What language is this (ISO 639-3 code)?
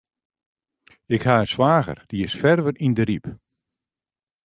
fry